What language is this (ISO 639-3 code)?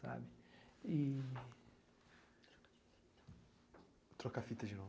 por